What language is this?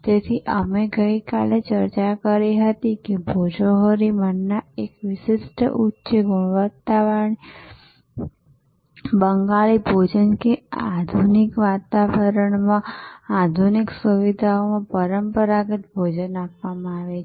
Gujarati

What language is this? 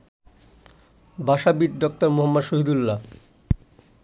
Bangla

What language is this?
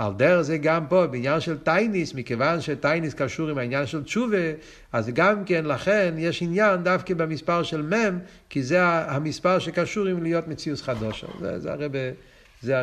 Hebrew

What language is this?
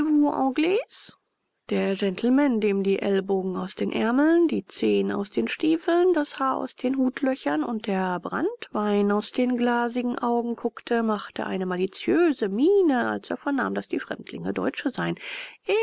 German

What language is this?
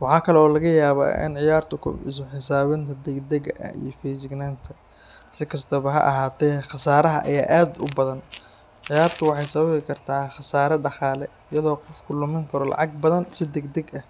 Somali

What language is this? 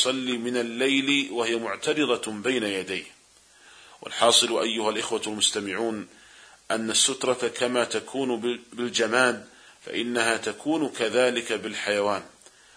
Arabic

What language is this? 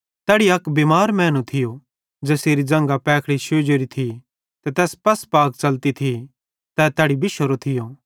Bhadrawahi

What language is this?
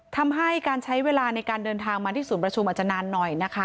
Thai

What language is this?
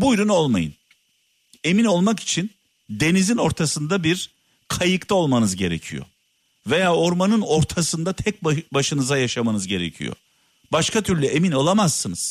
Turkish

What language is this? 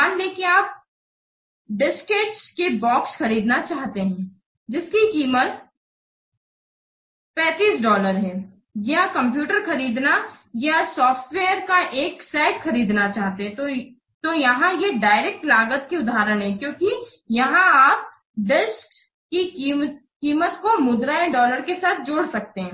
Hindi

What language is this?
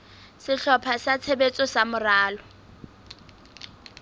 Southern Sotho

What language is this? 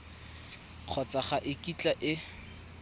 Tswana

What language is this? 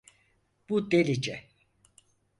Turkish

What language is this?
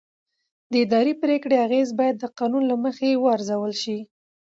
Pashto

